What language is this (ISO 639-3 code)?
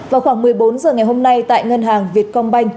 vie